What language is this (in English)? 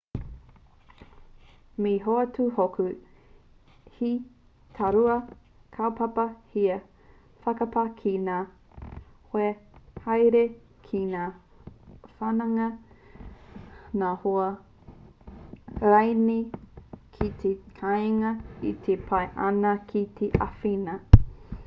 Māori